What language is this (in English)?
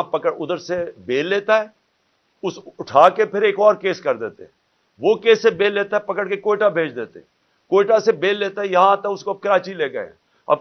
Urdu